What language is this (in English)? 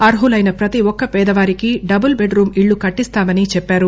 Telugu